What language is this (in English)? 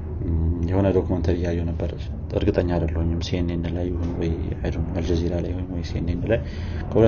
Amharic